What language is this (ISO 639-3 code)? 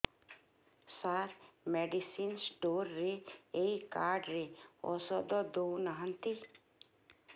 ori